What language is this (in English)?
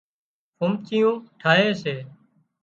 Wadiyara Koli